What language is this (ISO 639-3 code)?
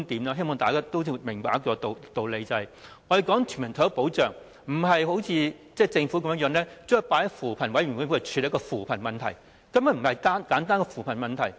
yue